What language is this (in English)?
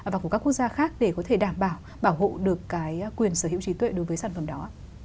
Vietnamese